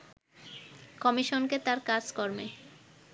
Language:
Bangla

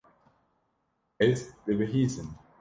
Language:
Kurdish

